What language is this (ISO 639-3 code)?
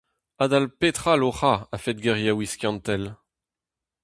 bre